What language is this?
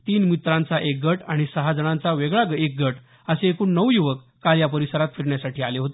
Marathi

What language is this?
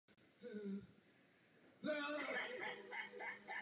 Czech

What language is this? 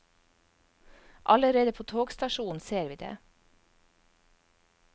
Norwegian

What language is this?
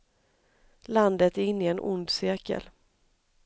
Swedish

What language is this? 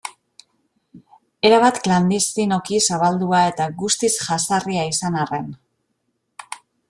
Basque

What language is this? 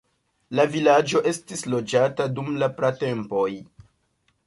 Esperanto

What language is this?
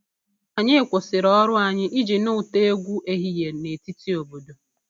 Igbo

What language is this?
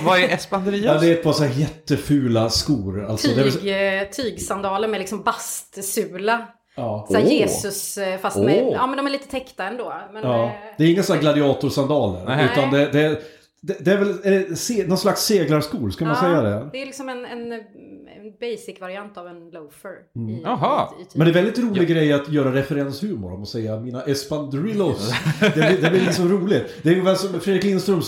Swedish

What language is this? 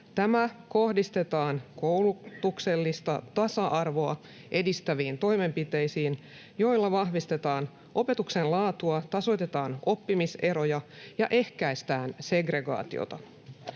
Finnish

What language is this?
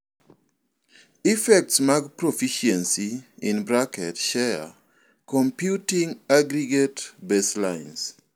Luo (Kenya and Tanzania)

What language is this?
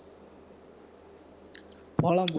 Tamil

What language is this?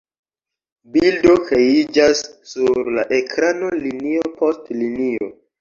Esperanto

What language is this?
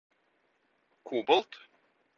Norwegian Bokmål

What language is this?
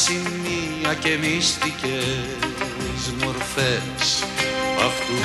Greek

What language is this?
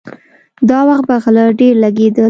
Pashto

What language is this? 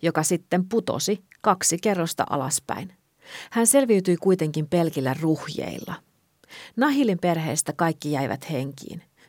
Finnish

